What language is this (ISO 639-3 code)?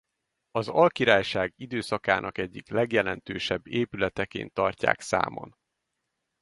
hun